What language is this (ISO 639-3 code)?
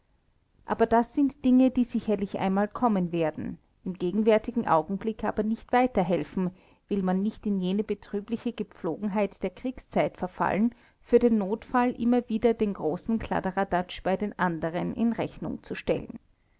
deu